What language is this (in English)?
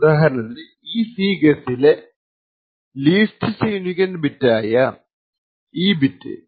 Malayalam